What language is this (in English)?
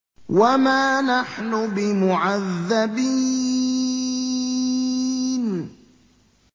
Arabic